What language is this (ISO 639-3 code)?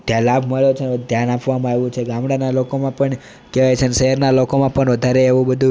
guj